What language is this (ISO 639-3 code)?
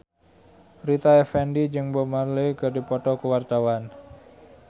sun